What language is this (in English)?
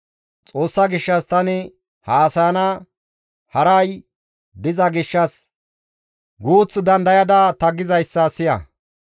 Gamo